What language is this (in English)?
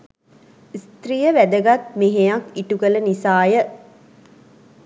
Sinhala